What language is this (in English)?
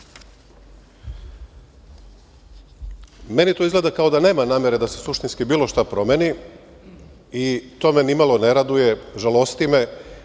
Serbian